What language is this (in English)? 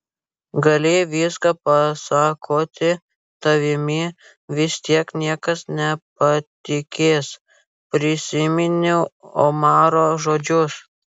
Lithuanian